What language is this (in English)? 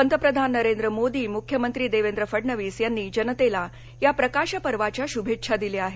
Marathi